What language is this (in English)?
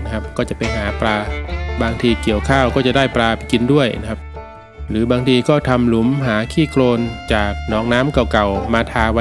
Thai